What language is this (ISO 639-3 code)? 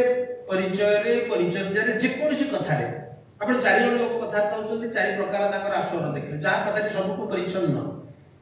ben